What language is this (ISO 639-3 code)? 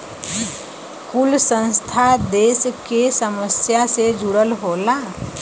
bho